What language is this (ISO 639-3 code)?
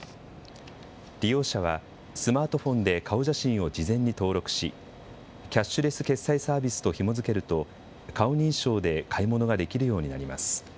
jpn